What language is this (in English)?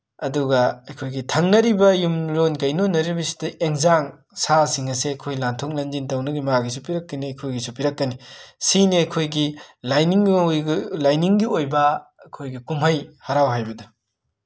Manipuri